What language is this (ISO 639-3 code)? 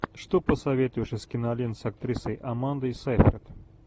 rus